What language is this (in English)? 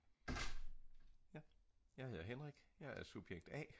Danish